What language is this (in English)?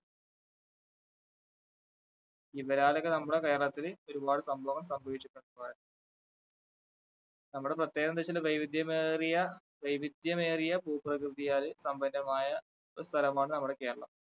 Malayalam